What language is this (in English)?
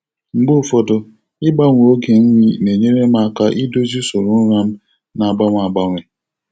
Igbo